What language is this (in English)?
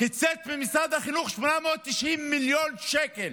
Hebrew